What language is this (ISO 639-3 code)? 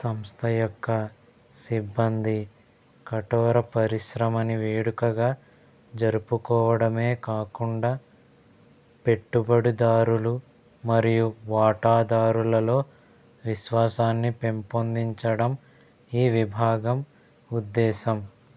tel